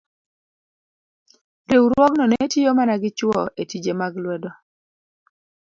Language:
Luo (Kenya and Tanzania)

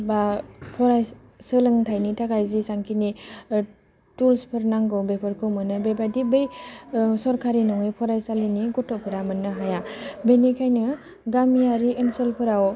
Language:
Bodo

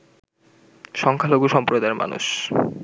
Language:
Bangla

